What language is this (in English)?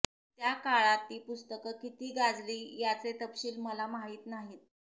Marathi